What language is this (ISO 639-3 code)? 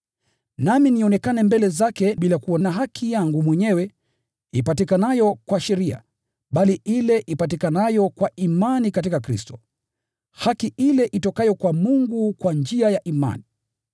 swa